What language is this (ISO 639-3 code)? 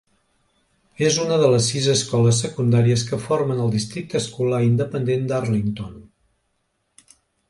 cat